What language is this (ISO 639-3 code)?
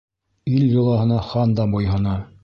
bak